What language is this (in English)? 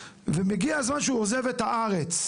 Hebrew